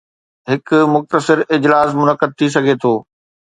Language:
Sindhi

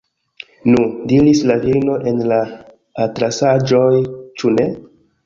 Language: Esperanto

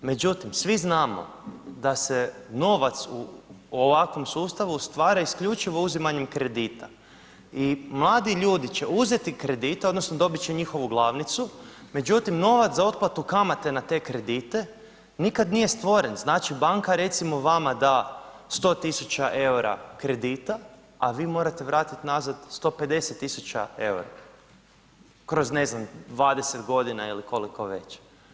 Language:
Croatian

